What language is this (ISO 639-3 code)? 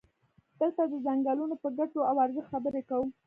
pus